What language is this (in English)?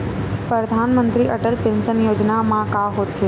Chhattisgarhi